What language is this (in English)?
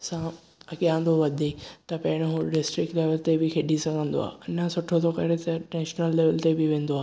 Sindhi